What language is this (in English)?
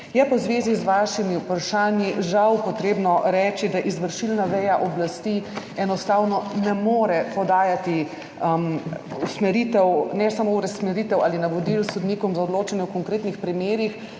Slovenian